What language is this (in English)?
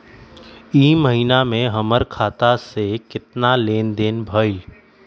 Magahi